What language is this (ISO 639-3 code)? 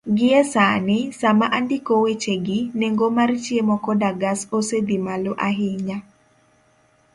luo